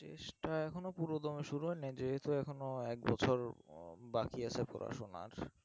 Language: Bangla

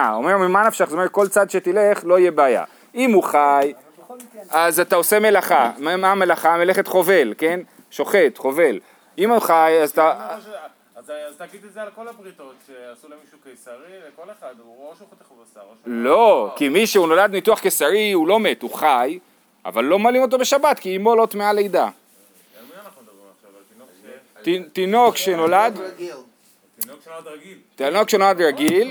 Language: Hebrew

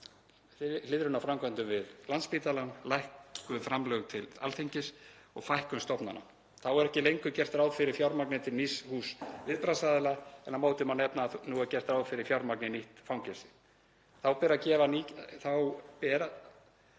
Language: Icelandic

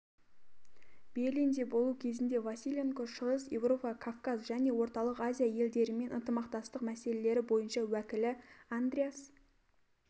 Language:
Kazakh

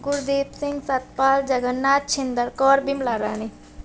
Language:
Punjabi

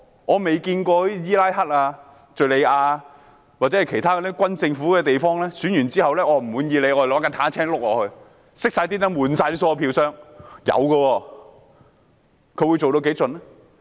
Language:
Cantonese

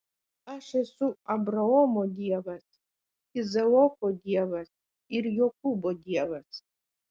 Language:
Lithuanian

